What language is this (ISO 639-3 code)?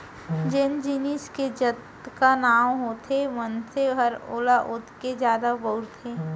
hne